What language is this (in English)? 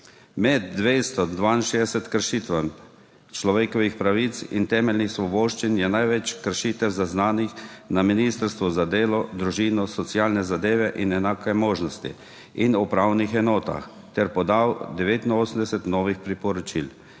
Slovenian